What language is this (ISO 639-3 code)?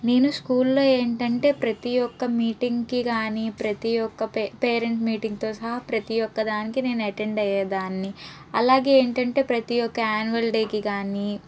tel